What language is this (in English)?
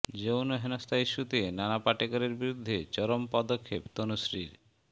Bangla